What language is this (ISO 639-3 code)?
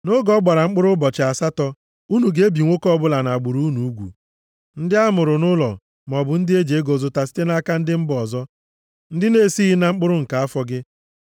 ibo